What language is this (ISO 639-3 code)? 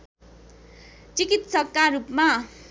nep